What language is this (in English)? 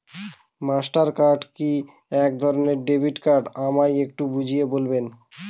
Bangla